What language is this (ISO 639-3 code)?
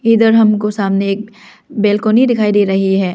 hin